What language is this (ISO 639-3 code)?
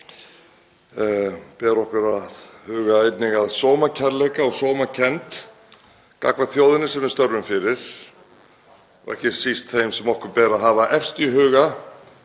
isl